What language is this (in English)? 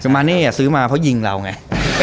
Thai